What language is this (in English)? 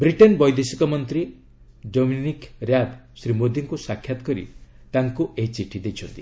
Odia